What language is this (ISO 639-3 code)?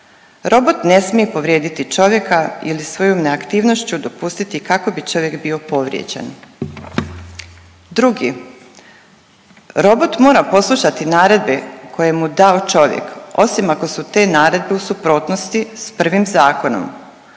hrv